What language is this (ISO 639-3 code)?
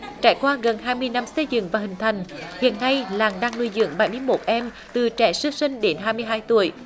vie